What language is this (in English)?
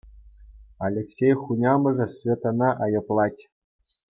Chuvash